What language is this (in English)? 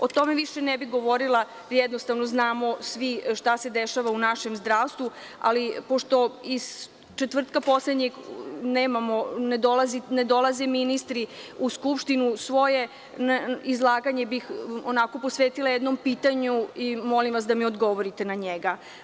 Serbian